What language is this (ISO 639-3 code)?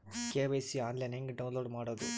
kan